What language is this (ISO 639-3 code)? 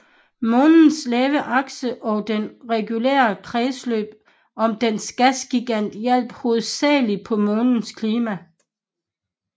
dan